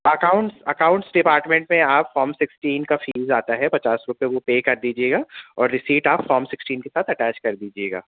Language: Urdu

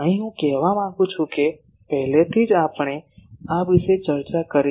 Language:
Gujarati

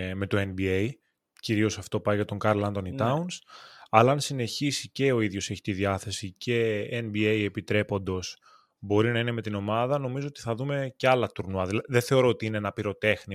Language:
Greek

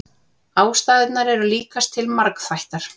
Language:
Icelandic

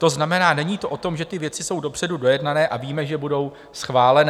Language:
Czech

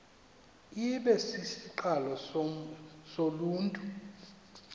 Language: Xhosa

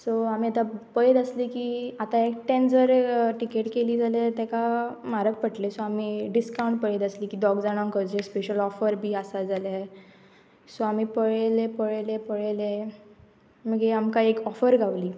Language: Konkani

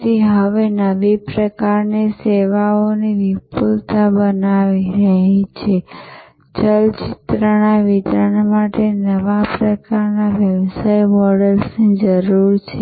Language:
Gujarati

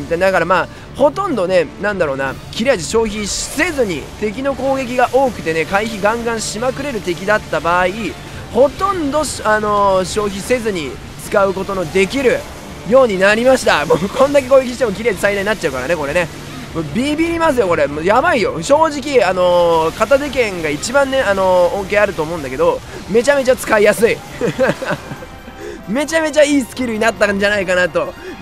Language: Japanese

